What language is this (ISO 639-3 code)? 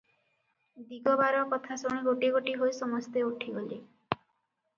ori